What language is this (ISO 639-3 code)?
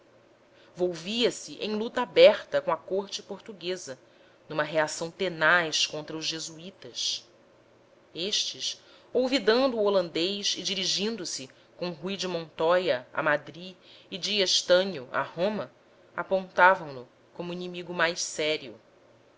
por